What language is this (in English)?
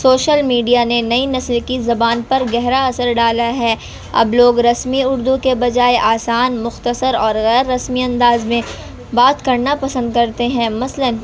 Urdu